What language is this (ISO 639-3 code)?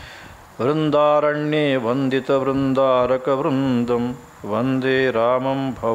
kan